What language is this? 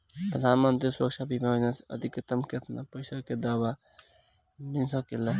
Bhojpuri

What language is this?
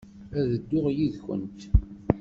Kabyle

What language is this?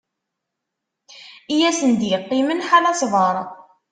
Kabyle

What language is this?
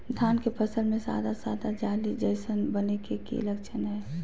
Magahi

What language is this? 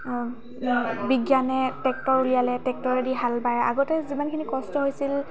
Assamese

